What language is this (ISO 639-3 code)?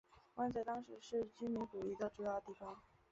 zho